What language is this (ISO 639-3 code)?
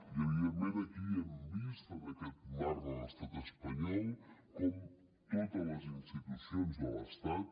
cat